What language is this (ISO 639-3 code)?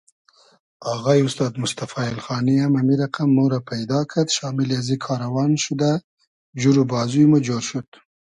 haz